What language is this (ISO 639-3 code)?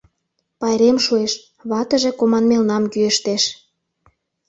chm